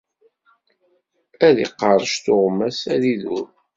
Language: Kabyle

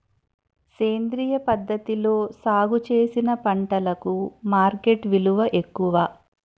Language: Telugu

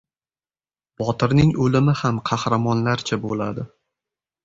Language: Uzbek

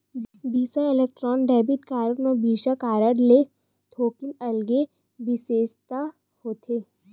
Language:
Chhattisgarhi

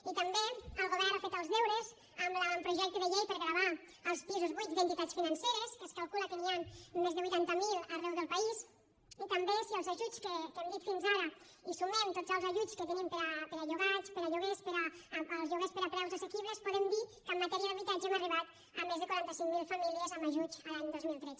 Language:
Catalan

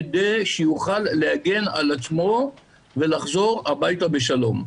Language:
Hebrew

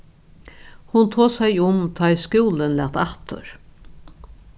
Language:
Faroese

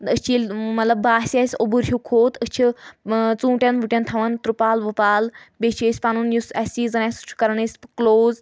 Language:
Kashmiri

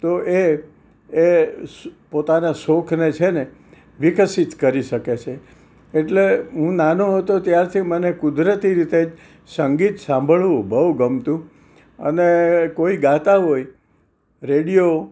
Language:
Gujarati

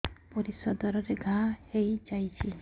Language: Odia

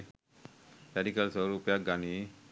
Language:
Sinhala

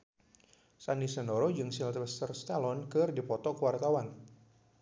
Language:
Sundanese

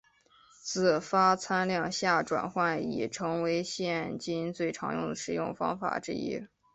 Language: Chinese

